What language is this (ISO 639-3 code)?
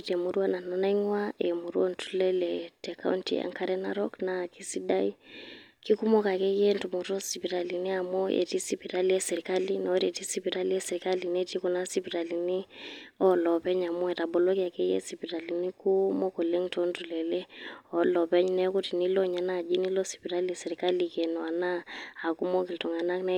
mas